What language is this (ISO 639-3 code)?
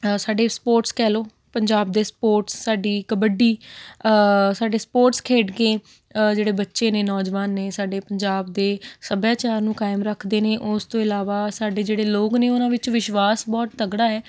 pan